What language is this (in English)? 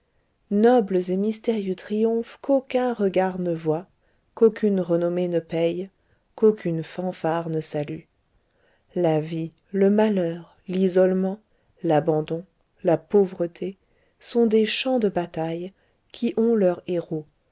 French